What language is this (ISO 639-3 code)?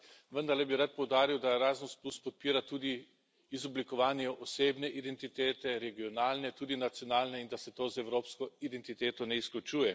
slv